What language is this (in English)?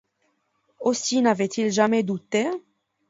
French